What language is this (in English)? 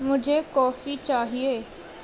Urdu